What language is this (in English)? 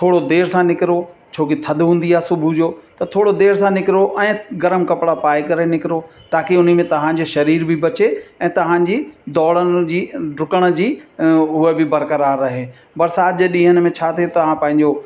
Sindhi